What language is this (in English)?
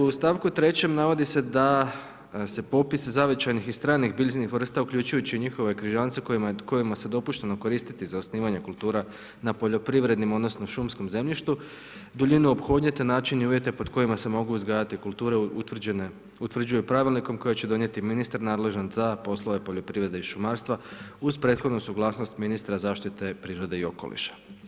Croatian